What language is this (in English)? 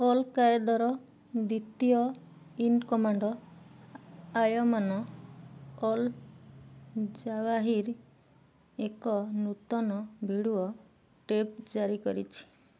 Odia